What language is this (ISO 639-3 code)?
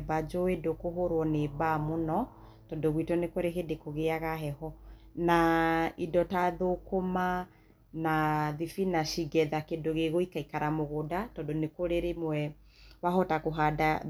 kik